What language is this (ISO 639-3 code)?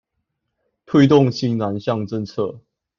zho